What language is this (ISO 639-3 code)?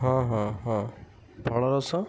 ori